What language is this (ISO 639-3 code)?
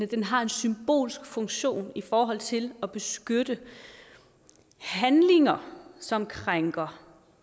dan